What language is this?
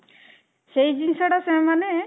Odia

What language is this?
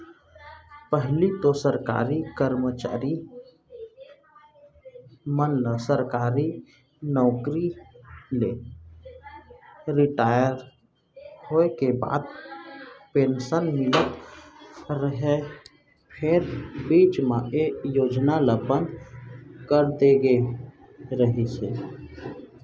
Chhattisgarhi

